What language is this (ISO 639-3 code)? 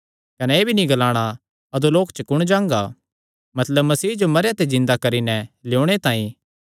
xnr